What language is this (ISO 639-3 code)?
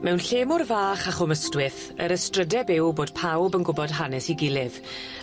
cym